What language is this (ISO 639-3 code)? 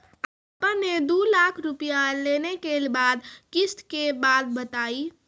mai